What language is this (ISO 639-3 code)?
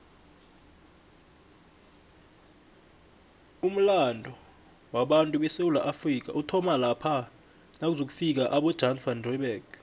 nbl